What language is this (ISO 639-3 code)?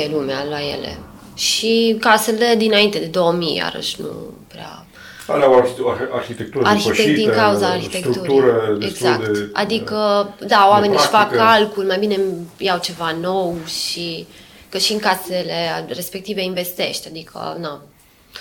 ron